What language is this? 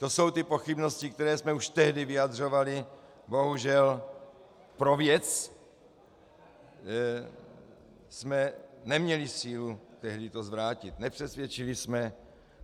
Czech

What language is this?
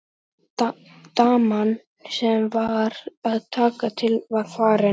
Icelandic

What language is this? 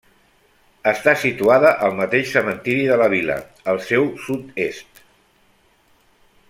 Catalan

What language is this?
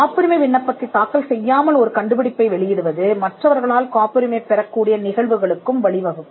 Tamil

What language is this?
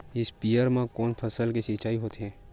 Chhattisgarhi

